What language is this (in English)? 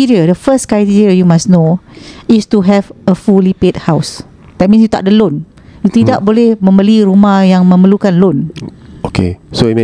Malay